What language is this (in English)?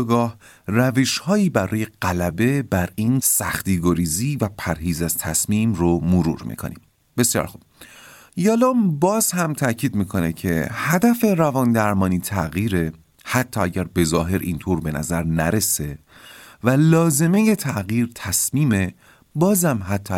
Persian